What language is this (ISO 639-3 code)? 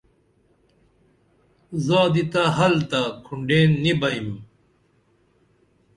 dml